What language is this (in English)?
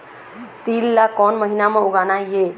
Chhattisgarhi